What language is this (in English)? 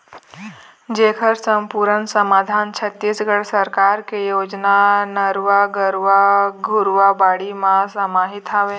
Chhattisgarhi